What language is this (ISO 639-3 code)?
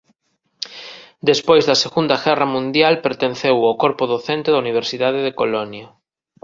glg